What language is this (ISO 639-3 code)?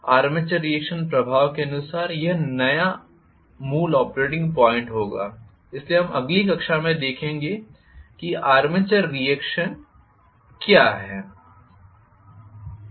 hin